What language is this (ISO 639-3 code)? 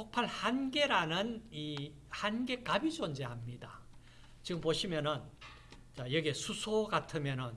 kor